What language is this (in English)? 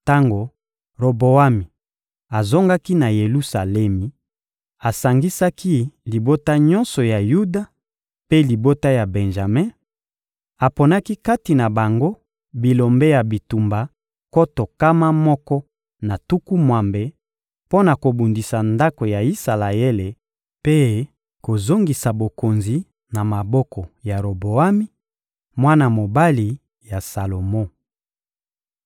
Lingala